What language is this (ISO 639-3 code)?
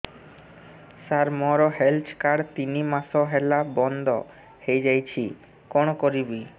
ori